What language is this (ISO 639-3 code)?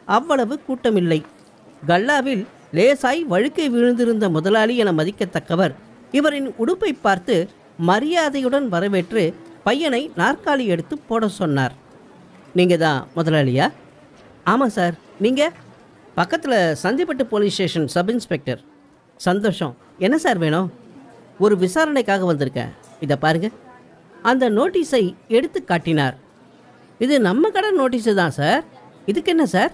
tam